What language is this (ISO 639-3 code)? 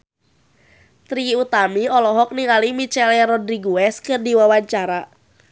sun